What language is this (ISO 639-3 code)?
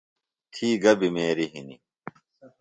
phl